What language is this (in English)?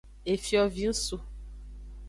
Aja (Benin)